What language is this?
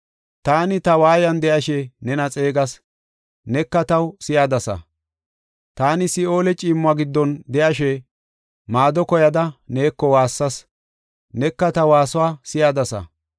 Gofa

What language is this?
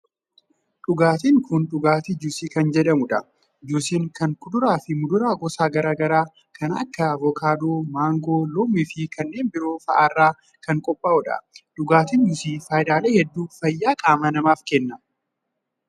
Oromo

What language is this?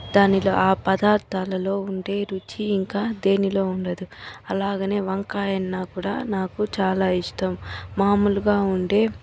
Telugu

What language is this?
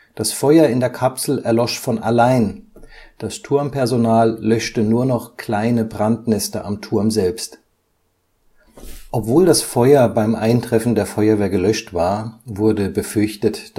German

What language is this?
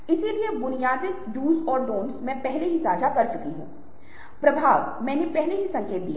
Hindi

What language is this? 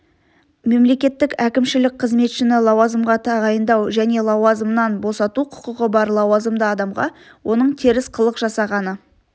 Kazakh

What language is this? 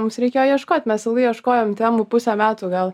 Lithuanian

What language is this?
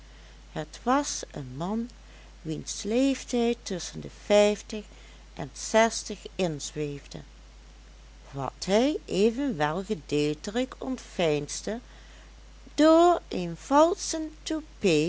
Dutch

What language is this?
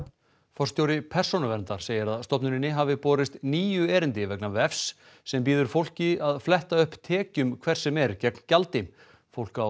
Icelandic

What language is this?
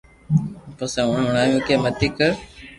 Loarki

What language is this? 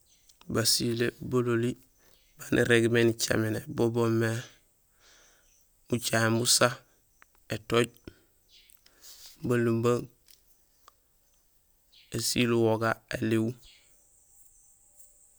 Gusilay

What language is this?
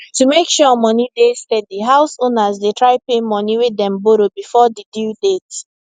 Nigerian Pidgin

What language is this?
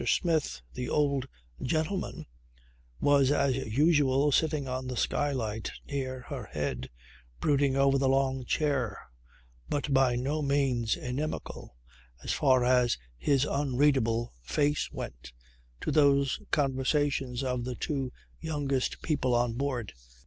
English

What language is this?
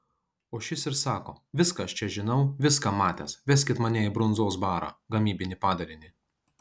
Lithuanian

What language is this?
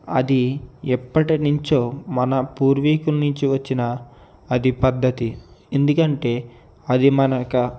Telugu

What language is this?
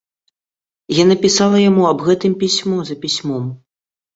Belarusian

